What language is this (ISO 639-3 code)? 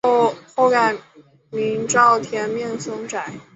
zho